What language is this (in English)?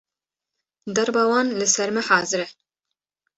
Kurdish